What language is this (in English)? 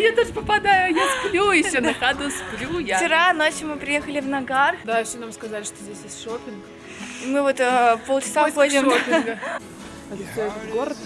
Russian